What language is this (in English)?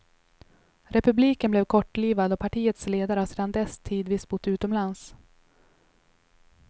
Swedish